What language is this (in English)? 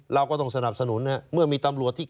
Thai